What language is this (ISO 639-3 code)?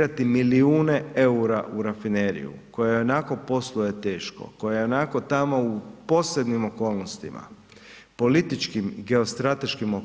hrv